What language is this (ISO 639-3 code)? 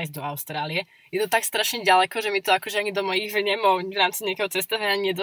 slk